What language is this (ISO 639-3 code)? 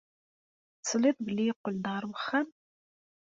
kab